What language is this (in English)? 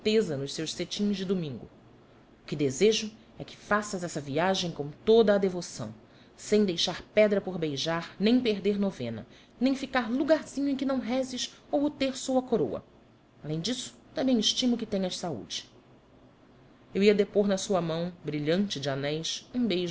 Portuguese